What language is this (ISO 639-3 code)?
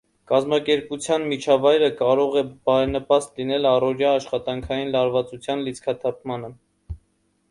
hye